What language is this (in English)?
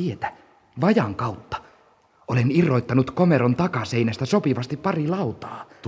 Finnish